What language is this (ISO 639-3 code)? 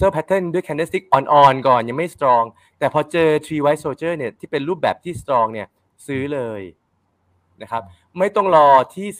tha